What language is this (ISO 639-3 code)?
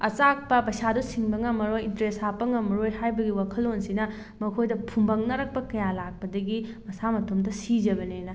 mni